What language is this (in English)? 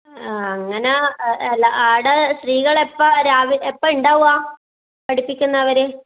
Malayalam